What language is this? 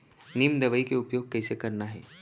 Chhattisgarhi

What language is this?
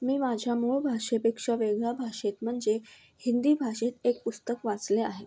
Marathi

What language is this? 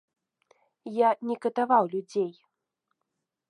Belarusian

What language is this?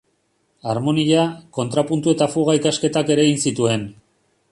Basque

